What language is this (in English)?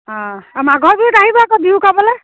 Assamese